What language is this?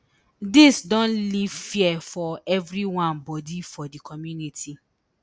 Nigerian Pidgin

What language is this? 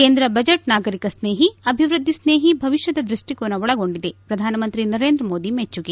Kannada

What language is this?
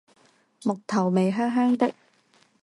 Chinese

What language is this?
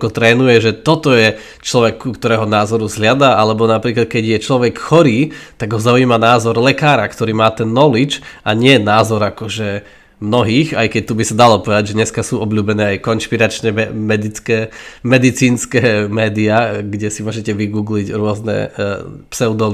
Slovak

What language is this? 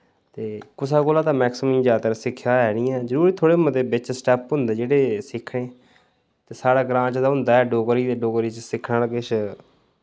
Dogri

